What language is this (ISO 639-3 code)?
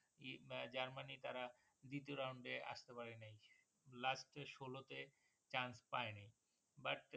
ben